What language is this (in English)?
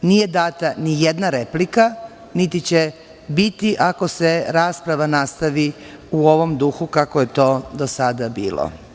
Serbian